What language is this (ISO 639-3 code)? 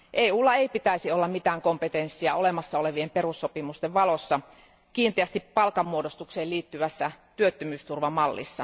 fin